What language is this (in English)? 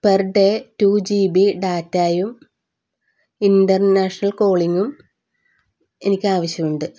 Malayalam